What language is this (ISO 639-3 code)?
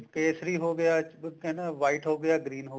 pan